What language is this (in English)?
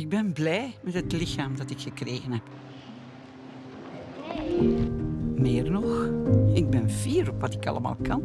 Dutch